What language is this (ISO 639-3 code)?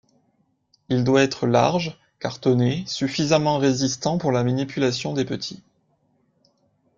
fra